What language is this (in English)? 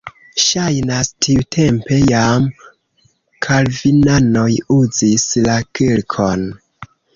Esperanto